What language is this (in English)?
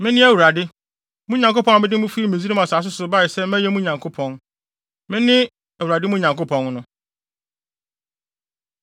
Akan